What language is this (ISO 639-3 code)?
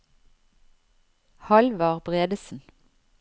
nor